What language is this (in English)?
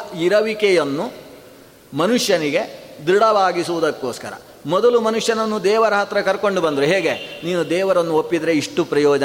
Kannada